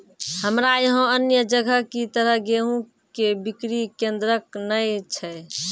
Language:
Maithili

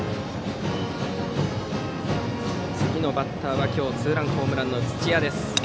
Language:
Japanese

